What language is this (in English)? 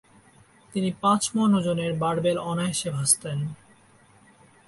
Bangla